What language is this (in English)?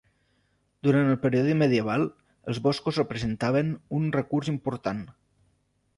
Catalan